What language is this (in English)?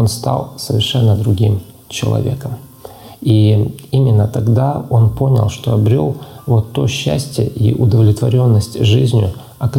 Ukrainian